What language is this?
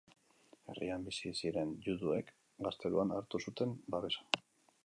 Basque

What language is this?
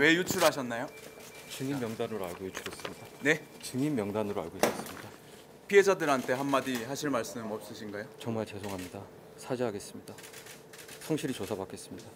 Korean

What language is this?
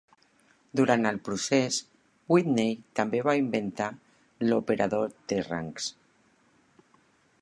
Catalan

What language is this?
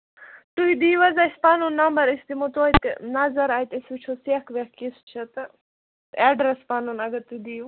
Kashmiri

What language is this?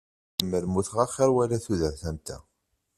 Kabyle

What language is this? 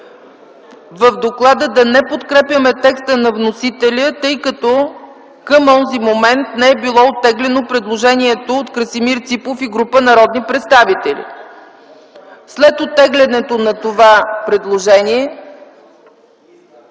Bulgarian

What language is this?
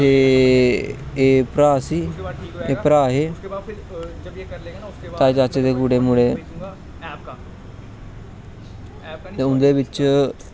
Dogri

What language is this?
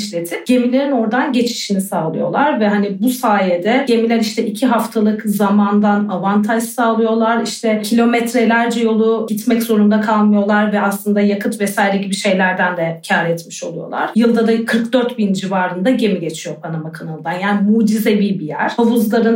Turkish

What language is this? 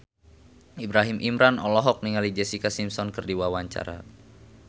Sundanese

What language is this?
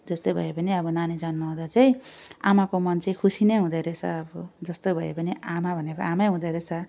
Nepali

